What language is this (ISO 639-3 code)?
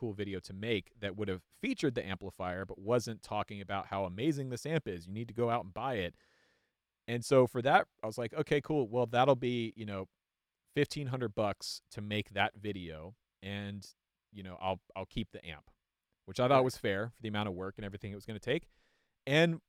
eng